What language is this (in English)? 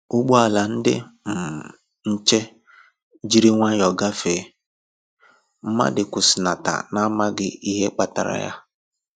Igbo